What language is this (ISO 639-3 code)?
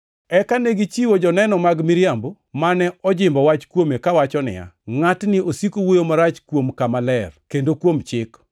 luo